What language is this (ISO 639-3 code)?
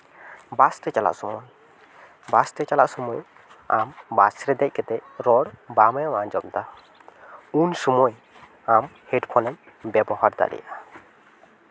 sat